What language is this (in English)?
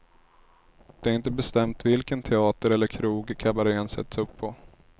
Swedish